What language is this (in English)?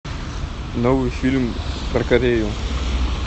Russian